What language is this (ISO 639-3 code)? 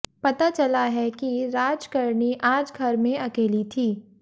hin